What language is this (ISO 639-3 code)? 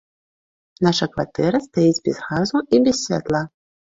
bel